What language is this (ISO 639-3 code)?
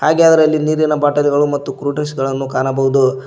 kan